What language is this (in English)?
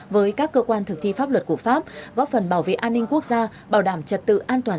Vietnamese